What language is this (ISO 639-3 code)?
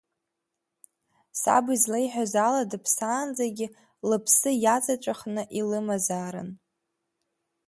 abk